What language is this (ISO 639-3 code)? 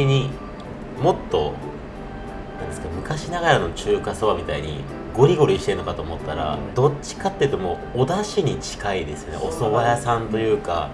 jpn